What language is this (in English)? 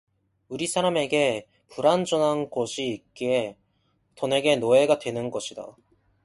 Korean